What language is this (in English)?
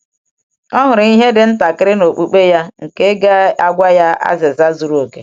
Igbo